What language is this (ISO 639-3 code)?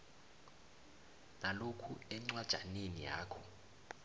nbl